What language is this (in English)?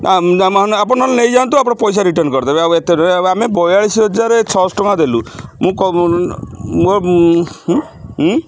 Odia